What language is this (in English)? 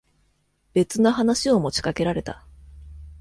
Japanese